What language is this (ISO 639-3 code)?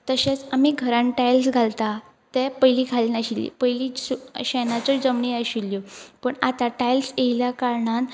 kok